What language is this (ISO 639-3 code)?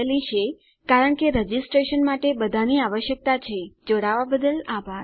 guj